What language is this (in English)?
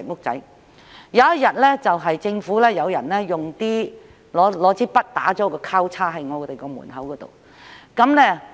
Cantonese